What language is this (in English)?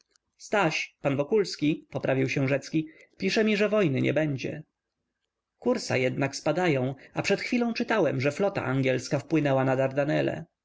Polish